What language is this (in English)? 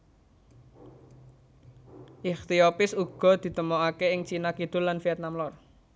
Javanese